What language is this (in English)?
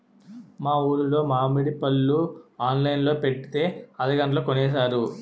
Telugu